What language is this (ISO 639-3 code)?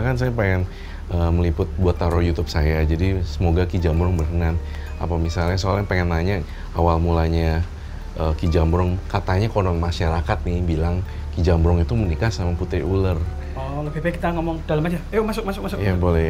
ind